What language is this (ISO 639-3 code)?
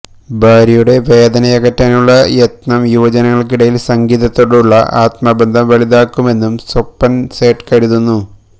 mal